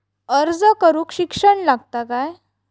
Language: Marathi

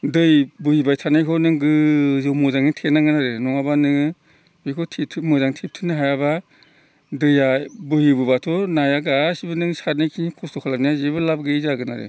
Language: Bodo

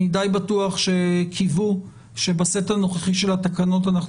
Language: Hebrew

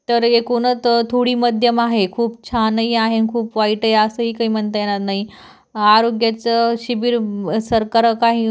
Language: Marathi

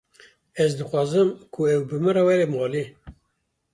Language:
Kurdish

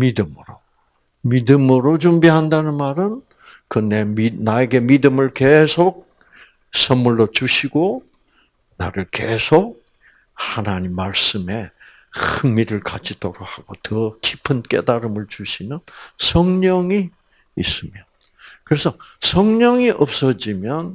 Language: Korean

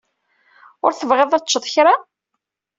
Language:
Kabyle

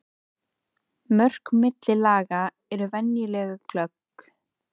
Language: Icelandic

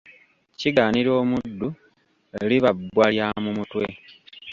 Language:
Ganda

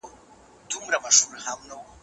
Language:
Pashto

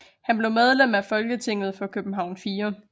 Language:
Danish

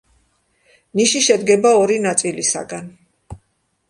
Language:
Georgian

